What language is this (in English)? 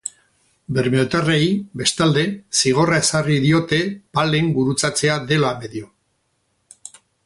Basque